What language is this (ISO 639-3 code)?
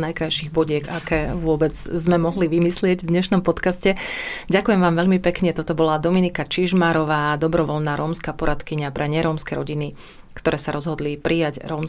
slk